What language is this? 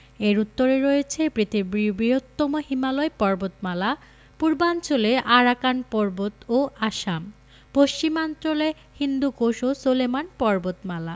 Bangla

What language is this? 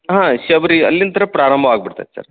Kannada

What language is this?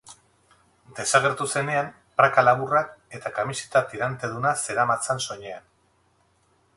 Basque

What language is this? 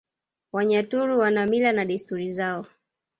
Swahili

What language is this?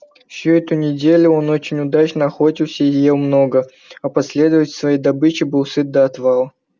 Russian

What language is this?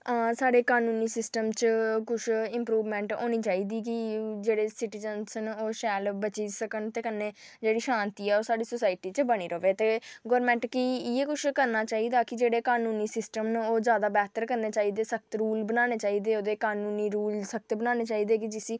Dogri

